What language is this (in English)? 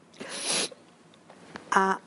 Welsh